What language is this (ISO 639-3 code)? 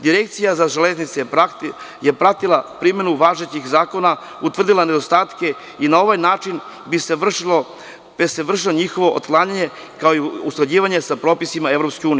srp